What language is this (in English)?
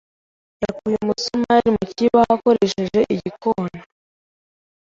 Kinyarwanda